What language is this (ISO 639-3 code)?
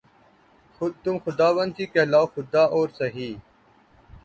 urd